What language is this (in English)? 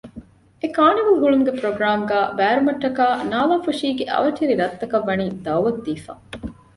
Divehi